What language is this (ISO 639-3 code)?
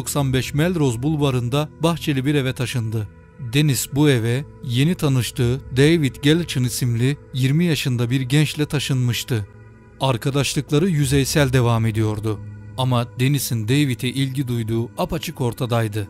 tur